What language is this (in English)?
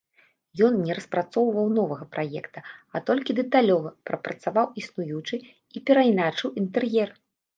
Belarusian